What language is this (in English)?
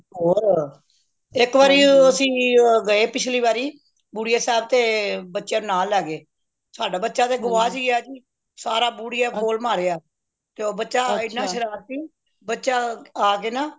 Punjabi